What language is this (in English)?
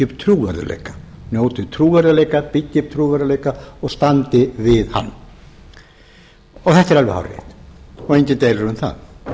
Icelandic